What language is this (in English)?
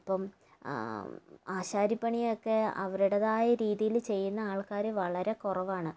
Malayalam